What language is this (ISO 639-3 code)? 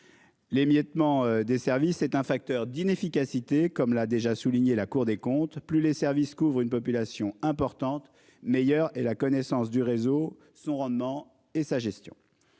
fra